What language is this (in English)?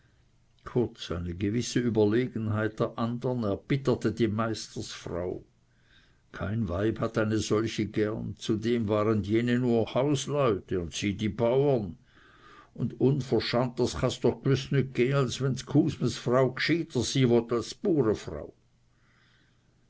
German